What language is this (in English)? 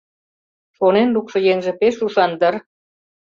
Mari